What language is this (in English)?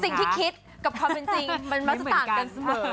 Thai